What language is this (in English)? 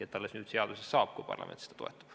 Estonian